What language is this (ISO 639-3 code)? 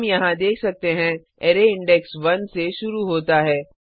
hin